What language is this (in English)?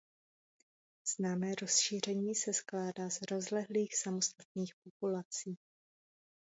Czech